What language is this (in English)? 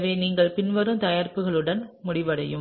Tamil